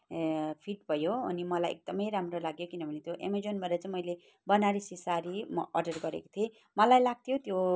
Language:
Nepali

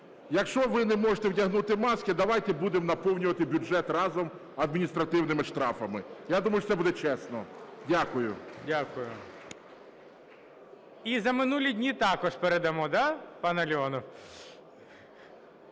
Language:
Ukrainian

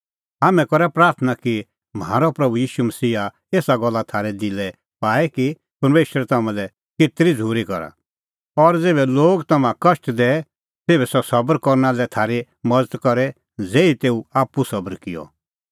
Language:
Kullu Pahari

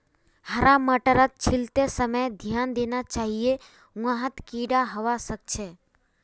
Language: Magahi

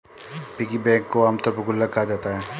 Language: Hindi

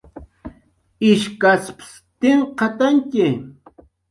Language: Jaqaru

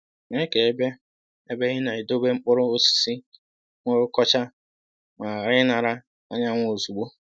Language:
Igbo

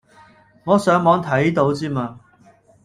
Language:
Cantonese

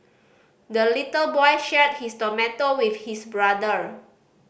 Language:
English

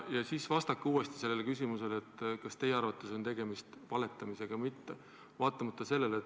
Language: Estonian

